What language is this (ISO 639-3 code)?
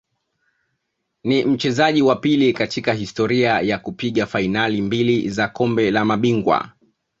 swa